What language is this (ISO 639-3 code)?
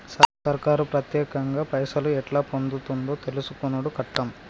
tel